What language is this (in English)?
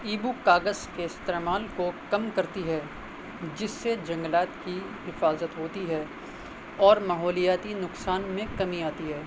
Urdu